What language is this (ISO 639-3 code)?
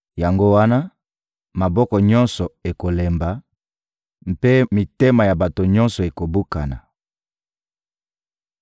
lin